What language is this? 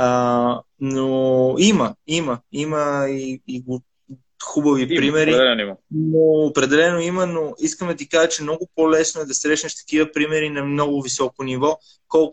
Bulgarian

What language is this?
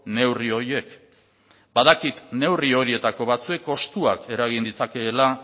Basque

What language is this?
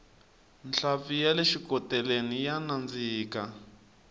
Tsonga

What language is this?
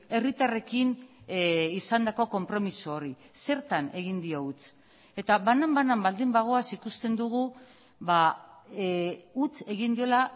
Basque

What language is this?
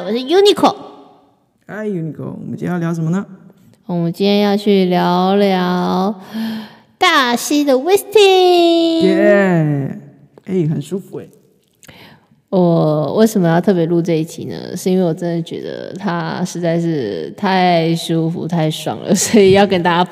Chinese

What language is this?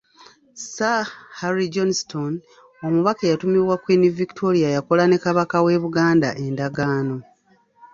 Ganda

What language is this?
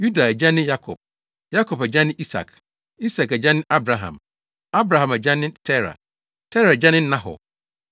Akan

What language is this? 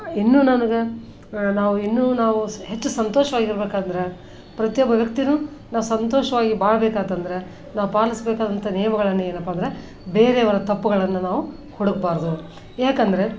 Kannada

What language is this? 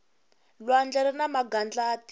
Tsonga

